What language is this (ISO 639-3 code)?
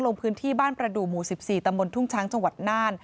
tha